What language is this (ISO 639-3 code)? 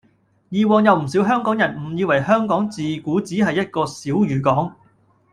yue